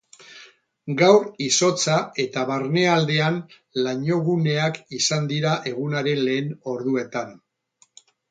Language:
Basque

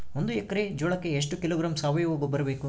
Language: Kannada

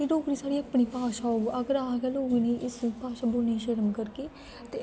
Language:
Dogri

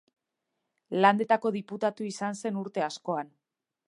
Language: Basque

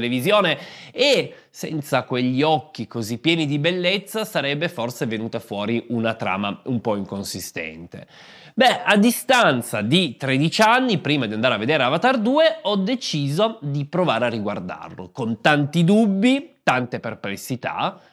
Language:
Italian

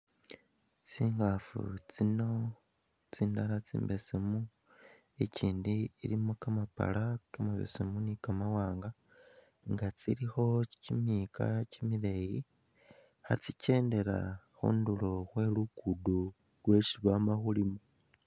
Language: Masaaba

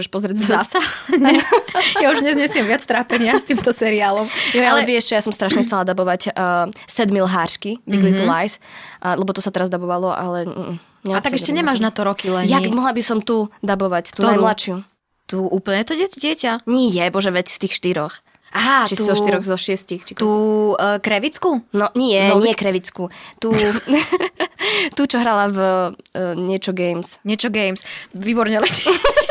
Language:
Slovak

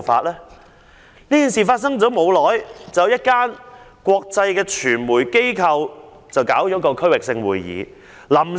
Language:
Cantonese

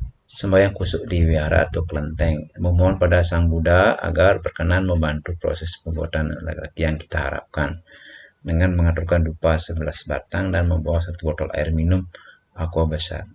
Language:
Indonesian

